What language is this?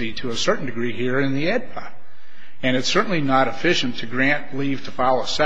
English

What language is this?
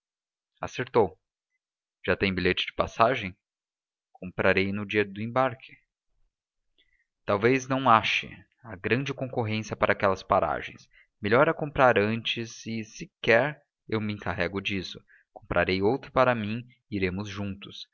Portuguese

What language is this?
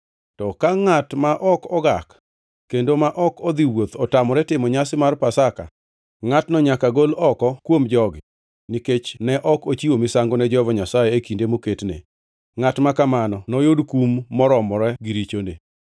Luo (Kenya and Tanzania)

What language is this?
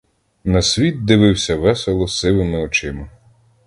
Ukrainian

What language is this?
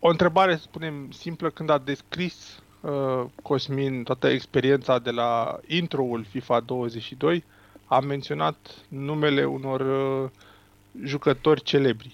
Romanian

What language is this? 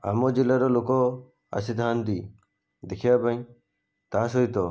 Odia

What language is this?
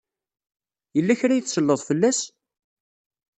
Kabyle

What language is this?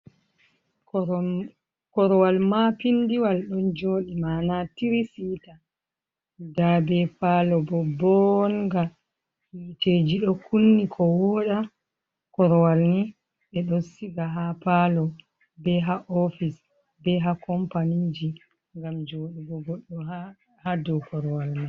Fula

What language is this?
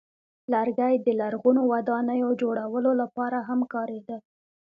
Pashto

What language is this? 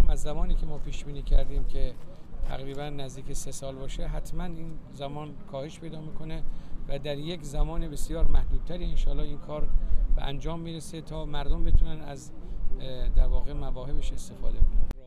Persian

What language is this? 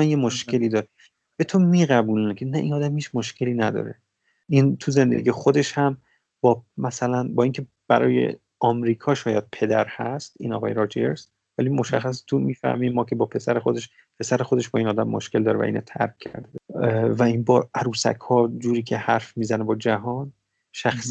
Persian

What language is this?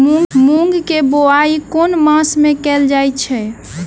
Maithili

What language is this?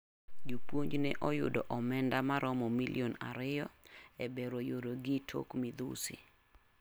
Luo (Kenya and Tanzania)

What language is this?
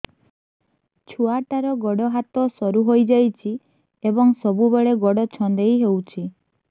Odia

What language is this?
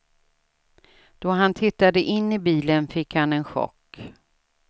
Swedish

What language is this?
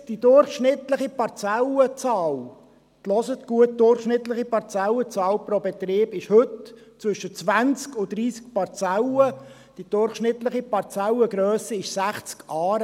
Swiss German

